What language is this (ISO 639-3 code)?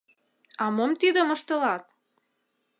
chm